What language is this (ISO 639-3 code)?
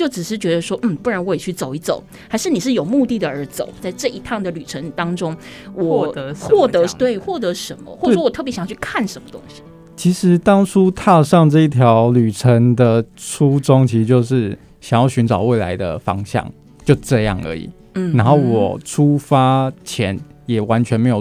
zho